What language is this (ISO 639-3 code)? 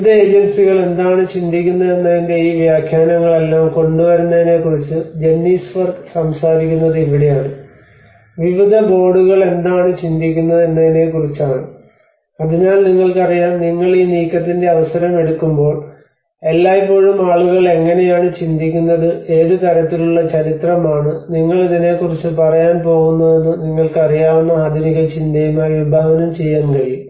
mal